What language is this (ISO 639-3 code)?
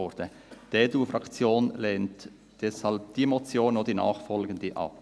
gsw